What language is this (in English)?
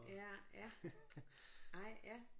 Danish